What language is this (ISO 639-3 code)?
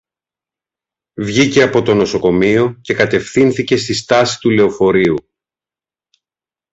ell